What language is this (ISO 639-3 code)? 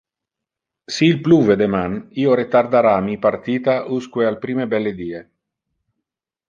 ina